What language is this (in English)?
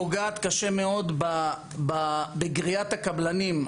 Hebrew